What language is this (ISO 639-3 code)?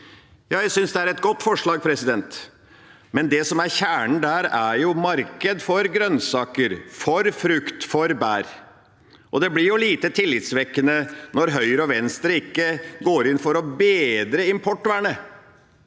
nor